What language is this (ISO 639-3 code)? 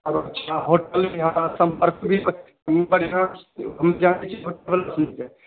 mai